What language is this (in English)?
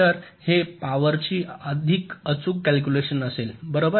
Marathi